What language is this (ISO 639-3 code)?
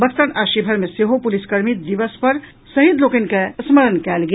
mai